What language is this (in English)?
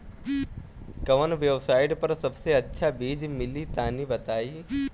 Bhojpuri